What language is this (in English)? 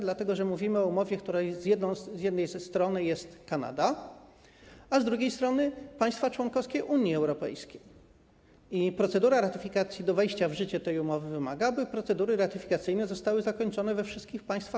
Polish